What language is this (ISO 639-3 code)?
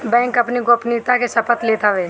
bho